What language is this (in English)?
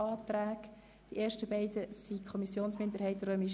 Swiss German